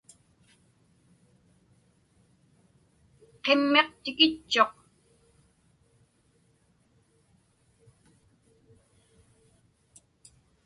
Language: Inupiaq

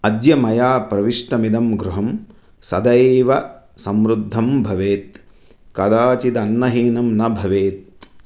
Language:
Sanskrit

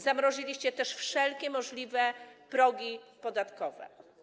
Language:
Polish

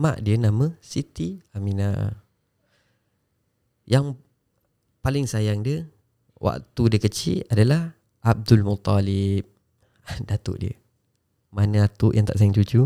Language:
Malay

